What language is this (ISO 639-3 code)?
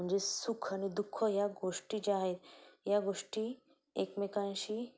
mar